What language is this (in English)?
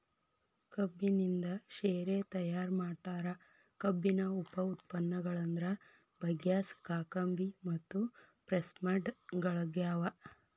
Kannada